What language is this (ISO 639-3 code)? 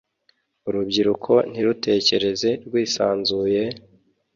kin